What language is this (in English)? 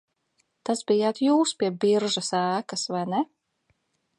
Latvian